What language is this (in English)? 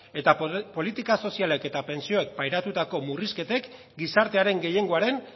Basque